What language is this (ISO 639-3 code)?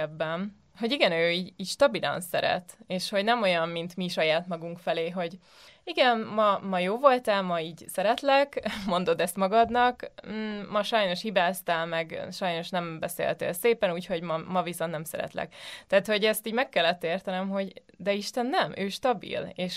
hun